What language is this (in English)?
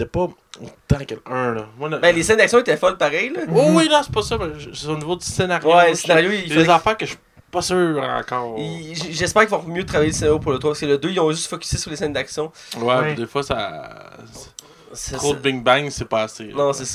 French